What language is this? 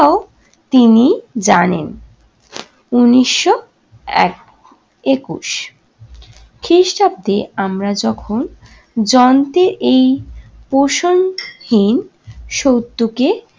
Bangla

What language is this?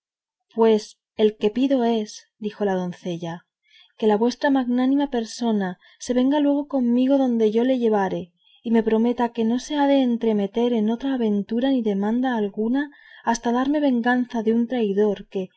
Spanish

